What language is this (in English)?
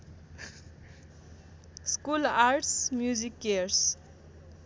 Nepali